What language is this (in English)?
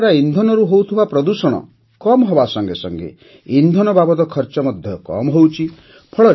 Odia